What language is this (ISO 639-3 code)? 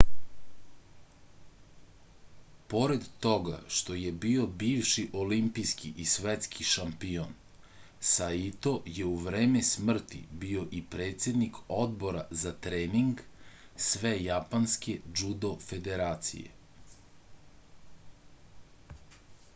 srp